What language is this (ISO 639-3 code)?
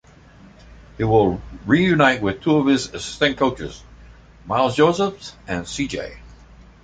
eng